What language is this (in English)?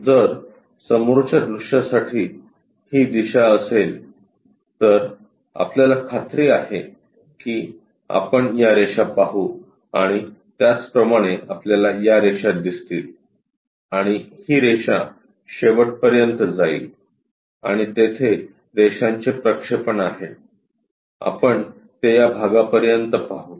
Marathi